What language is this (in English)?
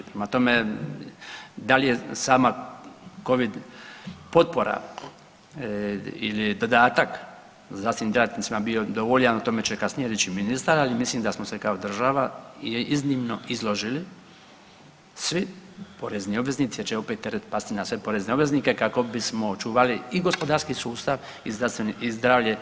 Croatian